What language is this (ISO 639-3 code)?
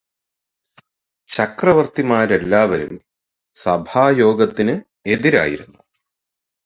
mal